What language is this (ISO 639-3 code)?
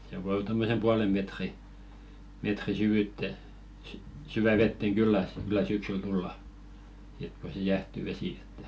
fin